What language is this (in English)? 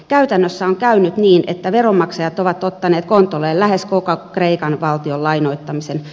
Finnish